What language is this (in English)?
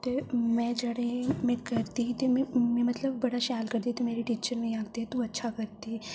Dogri